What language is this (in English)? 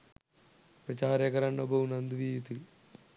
Sinhala